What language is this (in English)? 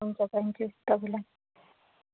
Nepali